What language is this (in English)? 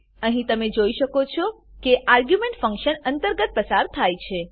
Gujarati